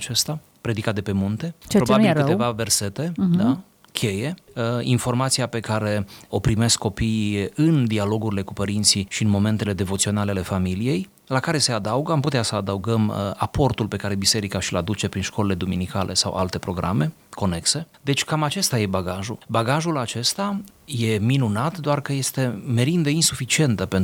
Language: Romanian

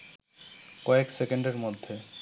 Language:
Bangla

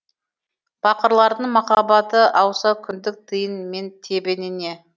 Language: Kazakh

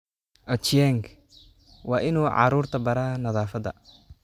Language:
Somali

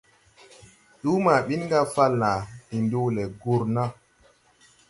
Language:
Tupuri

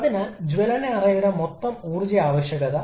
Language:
Malayalam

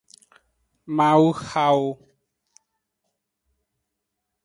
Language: Aja (Benin)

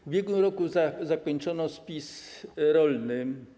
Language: Polish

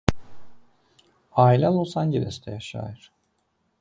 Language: Azerbaijani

